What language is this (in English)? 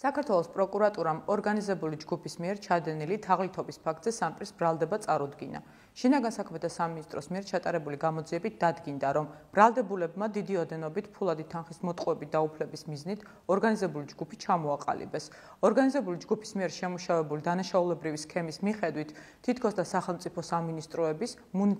Romanian